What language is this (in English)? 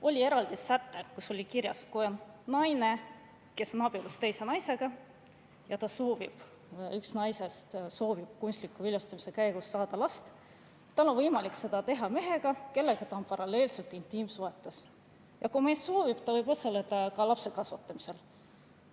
Estonian